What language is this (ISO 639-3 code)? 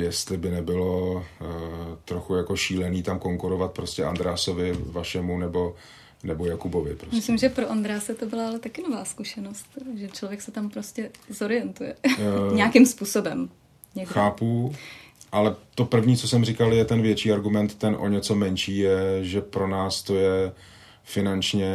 ces